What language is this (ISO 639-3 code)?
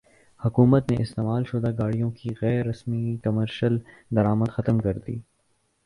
urd